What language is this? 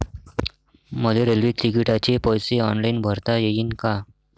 Marathi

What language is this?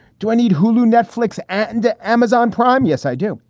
English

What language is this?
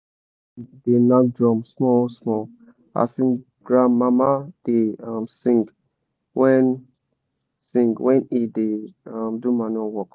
Nigerian Pidgin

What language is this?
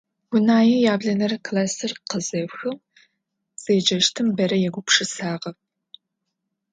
Adyghe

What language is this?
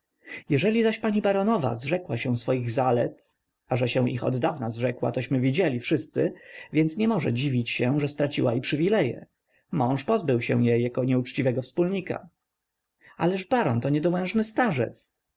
Polish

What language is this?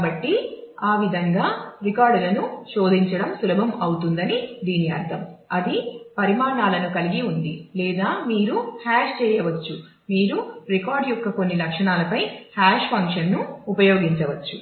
Telugu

